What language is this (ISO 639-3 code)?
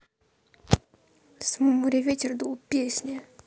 rus